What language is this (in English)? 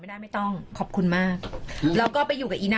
Thai